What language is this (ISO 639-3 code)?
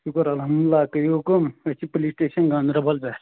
kas